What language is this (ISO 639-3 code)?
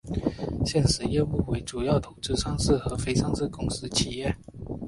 zho